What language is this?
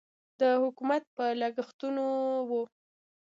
Pashto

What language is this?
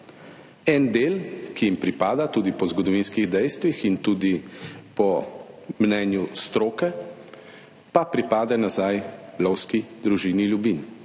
Slovenian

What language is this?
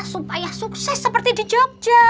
Indonesian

